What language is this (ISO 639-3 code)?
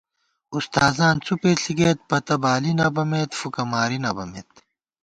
gwt